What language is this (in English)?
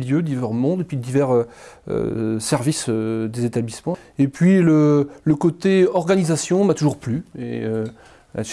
French